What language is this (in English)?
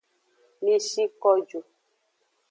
Aja (Benin)